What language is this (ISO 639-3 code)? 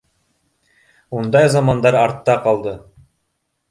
bak